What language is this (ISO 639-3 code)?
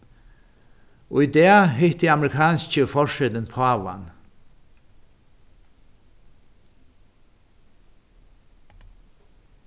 fao